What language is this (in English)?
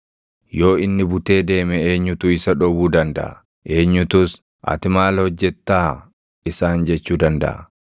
Oromo